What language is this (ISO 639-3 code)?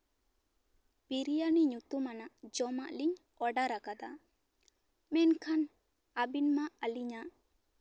sat